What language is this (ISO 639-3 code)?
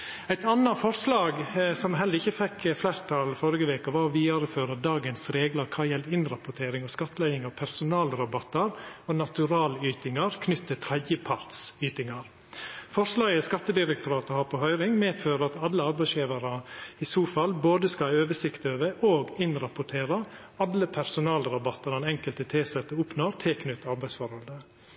nno